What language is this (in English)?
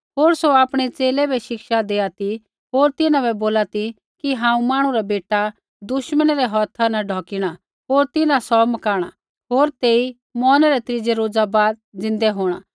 Kullu Pahari